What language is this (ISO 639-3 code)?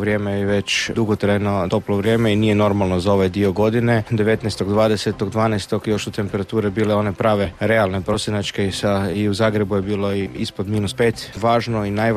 hrv